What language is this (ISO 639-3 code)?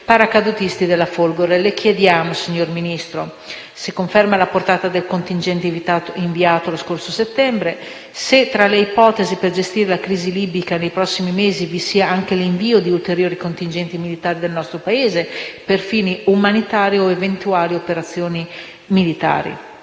ita